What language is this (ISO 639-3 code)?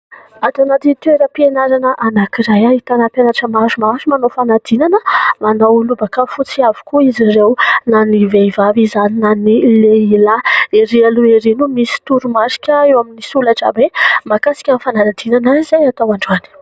mlg